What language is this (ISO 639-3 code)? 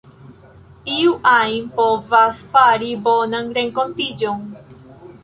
epo